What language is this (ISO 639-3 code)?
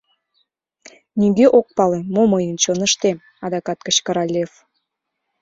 chm